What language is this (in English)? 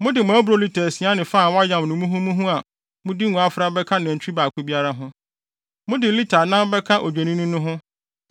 Akan